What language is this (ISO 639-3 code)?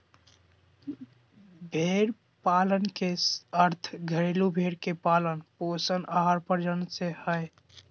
mag